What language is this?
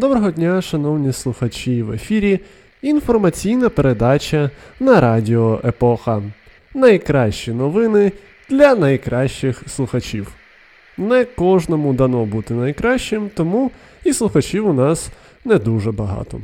Ukrainian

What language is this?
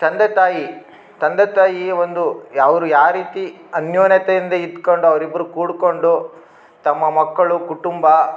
Kannada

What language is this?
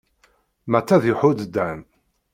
Kabyle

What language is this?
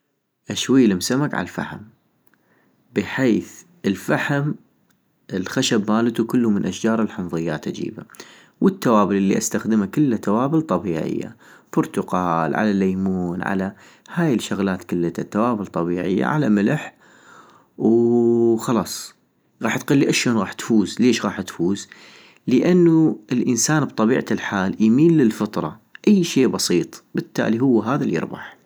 North Mesopotamian Arabic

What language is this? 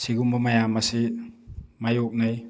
Manipuri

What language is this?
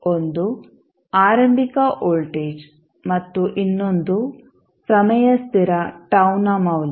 Kannada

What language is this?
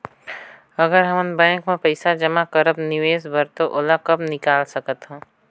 Chhattisgarhi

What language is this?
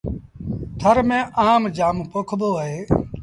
Sindhi Bhil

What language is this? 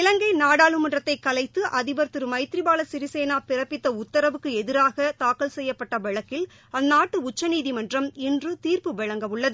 Tamil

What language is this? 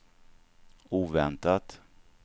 Swedish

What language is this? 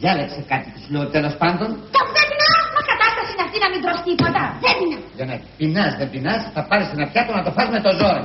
Greek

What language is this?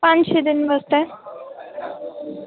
Dogri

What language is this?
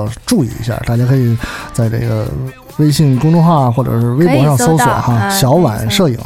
Chinese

